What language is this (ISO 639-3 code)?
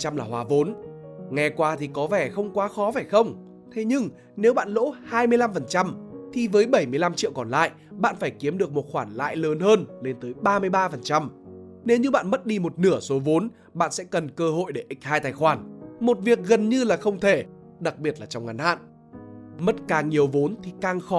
vie